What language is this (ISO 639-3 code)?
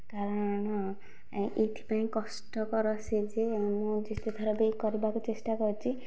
ori